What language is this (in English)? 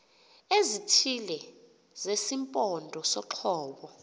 Xhosa